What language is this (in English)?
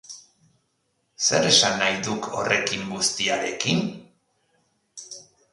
Basque